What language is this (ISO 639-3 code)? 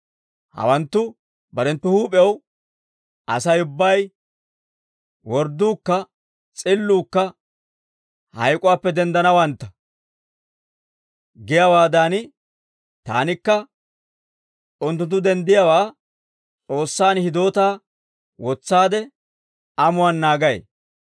dwr